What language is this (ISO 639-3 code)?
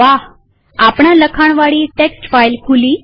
guj